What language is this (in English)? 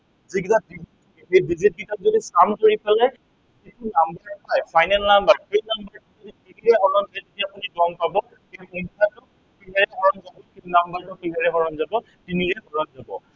Assamese